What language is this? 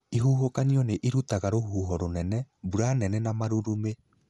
Kikuyu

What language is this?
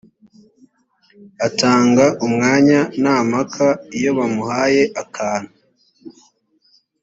Kinyarwanda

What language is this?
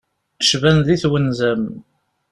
Kabyle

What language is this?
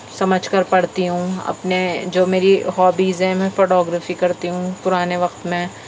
Urdu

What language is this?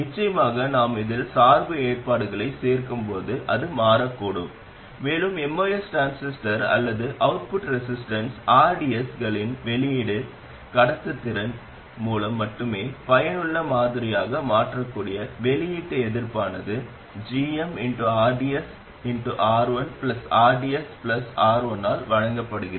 Tamil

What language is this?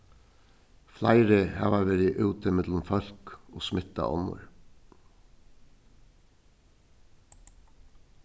Faroese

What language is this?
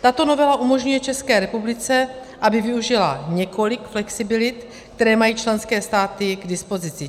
Czech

